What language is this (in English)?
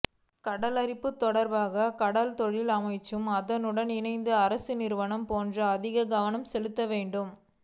Tamil